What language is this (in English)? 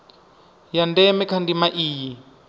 Venda